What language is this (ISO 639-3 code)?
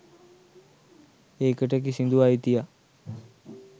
sin